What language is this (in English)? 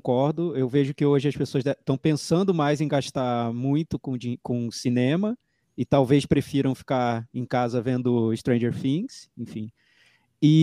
Portuguese